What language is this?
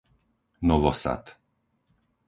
Slovak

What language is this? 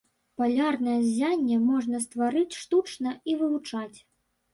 Belarusian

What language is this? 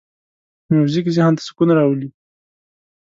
Pashto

